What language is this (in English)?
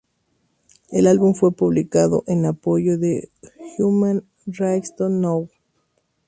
Spanish